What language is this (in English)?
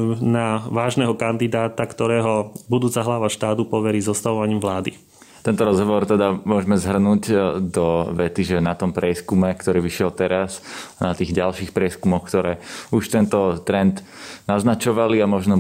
Slovak